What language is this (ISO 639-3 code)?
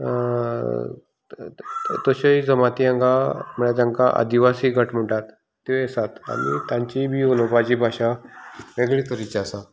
kok